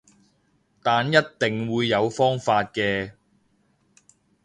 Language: Cantonese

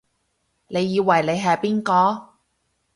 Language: Cantonese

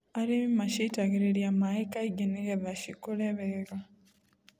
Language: Kikuyu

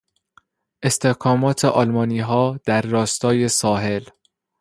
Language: Persian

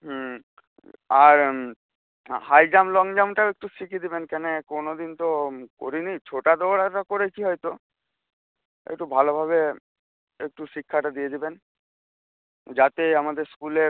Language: Bangla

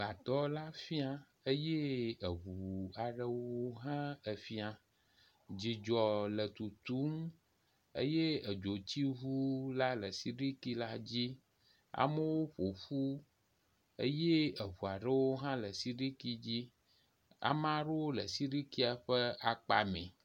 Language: Ewe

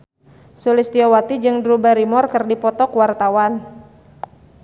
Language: Sundanese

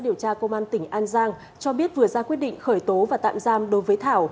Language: Vietnamese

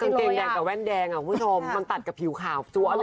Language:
Thai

